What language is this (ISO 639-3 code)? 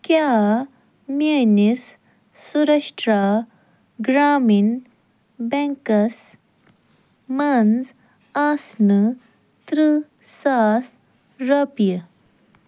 kas